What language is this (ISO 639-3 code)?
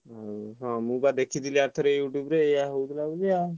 ori